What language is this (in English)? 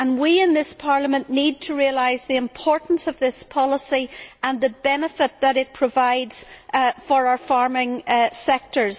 English